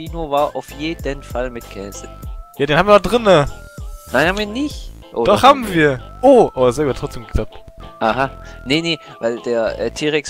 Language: German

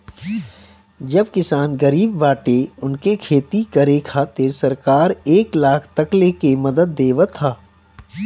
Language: Bhojpuri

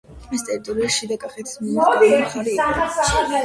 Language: Georgian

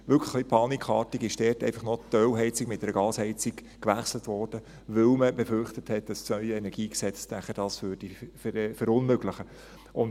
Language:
Swiss German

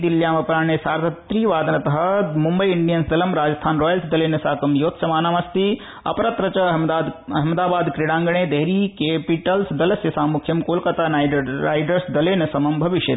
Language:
Sanskrit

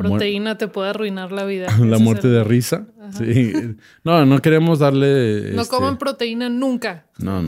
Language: Spanish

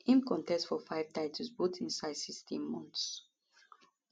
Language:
Nigerian Pidgin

